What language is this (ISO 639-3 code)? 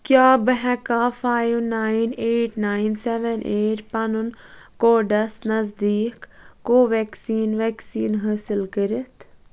kas